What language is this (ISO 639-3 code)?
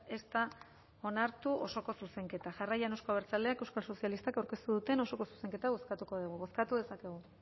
eus